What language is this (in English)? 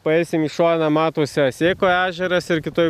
Lithuanian